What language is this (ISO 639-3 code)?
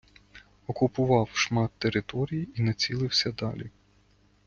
ukr